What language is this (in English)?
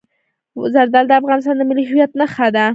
Pashto